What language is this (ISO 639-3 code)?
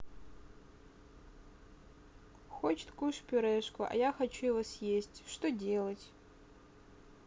rus